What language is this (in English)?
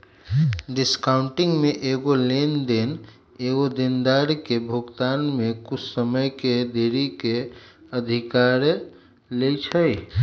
Magahi